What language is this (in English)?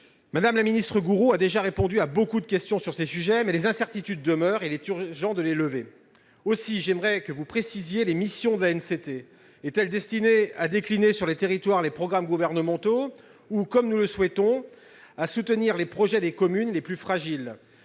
French